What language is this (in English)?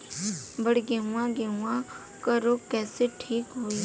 Bhojpuri